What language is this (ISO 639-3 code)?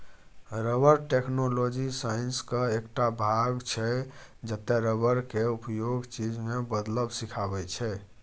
mai